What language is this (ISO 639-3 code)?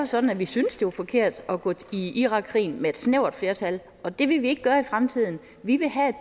dan